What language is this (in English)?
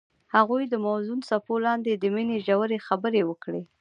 Pashto